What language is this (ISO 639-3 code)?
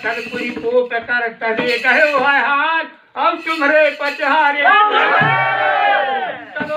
ron